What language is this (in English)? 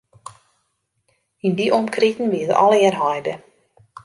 Western Frisian